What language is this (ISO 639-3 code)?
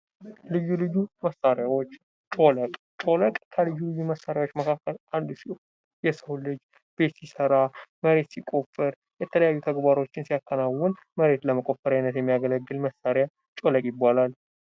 amh